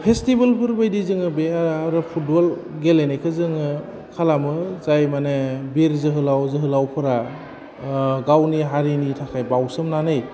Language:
Bodo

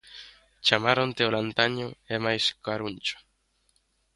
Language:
Galician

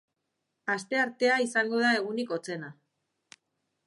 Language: Basque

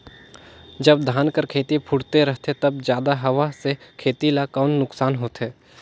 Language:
Chhattisgarhi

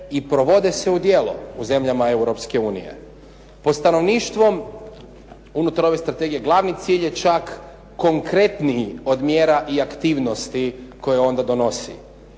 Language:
Croatian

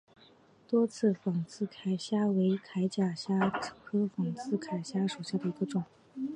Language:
Chinese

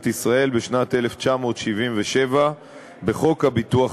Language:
Hebrew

